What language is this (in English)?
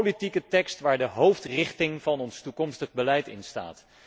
Dutch